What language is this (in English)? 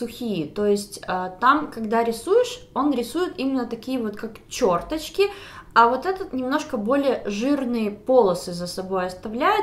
Russian